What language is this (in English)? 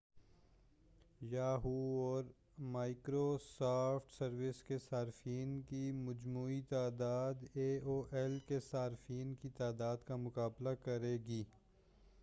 Urdu